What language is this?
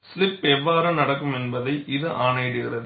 Tamil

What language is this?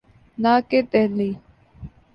Urdu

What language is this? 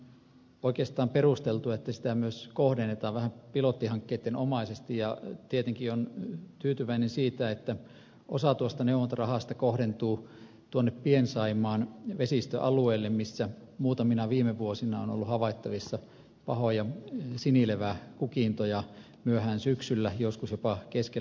Finnish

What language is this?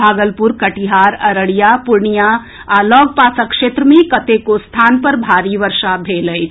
Maithili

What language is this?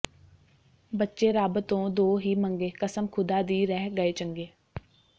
Punjabi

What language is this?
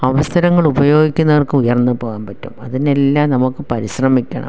Malayalam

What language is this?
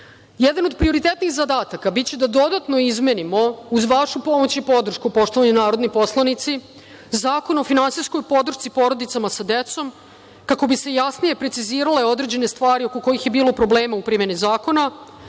Serbian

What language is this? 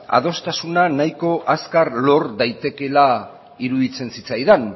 Basque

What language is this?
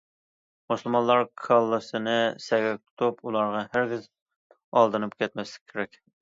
Uyghur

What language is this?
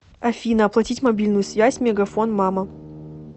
Russian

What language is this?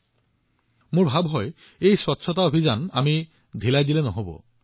Assamese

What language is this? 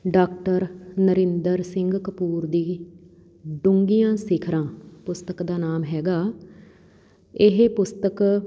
Punjabi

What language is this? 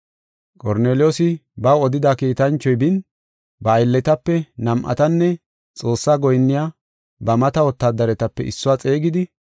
Gofa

